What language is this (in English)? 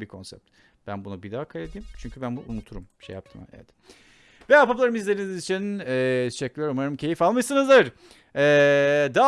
Turkish